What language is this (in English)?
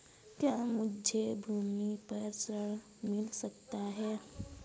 Hindi